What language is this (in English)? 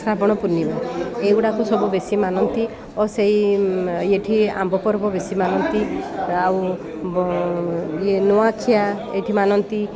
Odia